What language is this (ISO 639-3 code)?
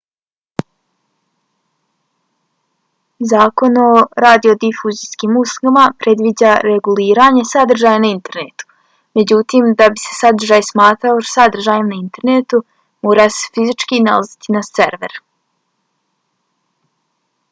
bos